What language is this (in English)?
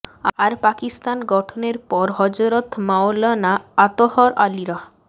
Bangla